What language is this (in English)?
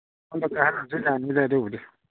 Manipuri